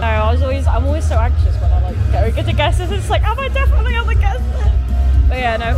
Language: English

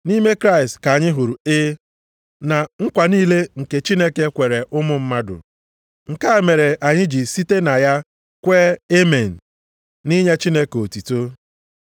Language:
Igbo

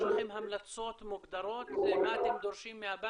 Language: Hebrew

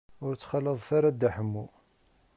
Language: Kabyle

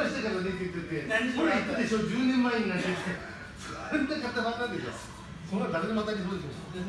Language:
Japanese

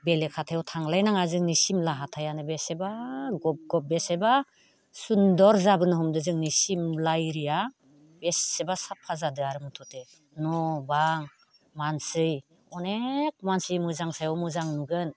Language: Bodo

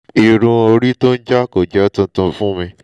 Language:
Yoruba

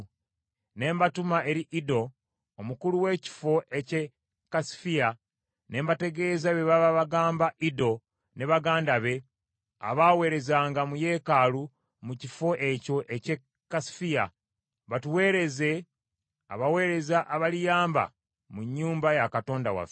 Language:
Ganda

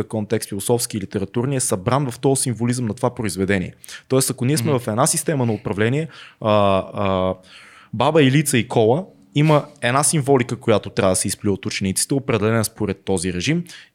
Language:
Bulgarian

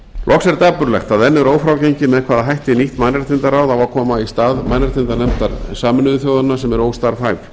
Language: Icelandic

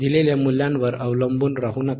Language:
Marathi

